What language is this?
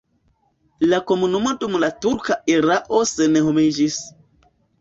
Esperanto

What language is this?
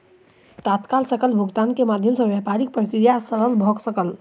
Maithili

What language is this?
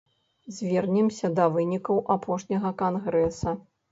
Belarusian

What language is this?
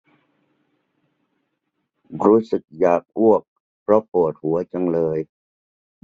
Thai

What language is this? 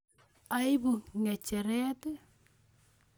Kalenjin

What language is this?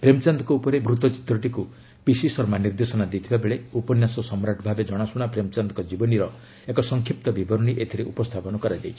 Odia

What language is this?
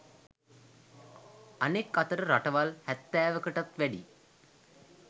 Sinhala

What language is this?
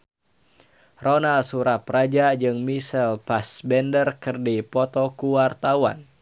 Sundanese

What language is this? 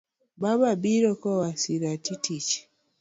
Luo (Kenya and Tanzania)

